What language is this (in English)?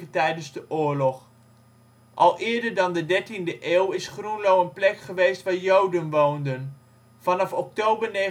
Dutch